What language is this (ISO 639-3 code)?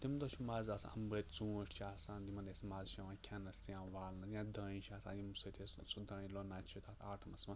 kas